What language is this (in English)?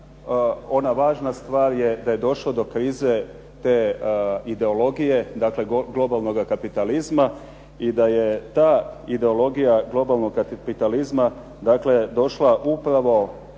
Croatian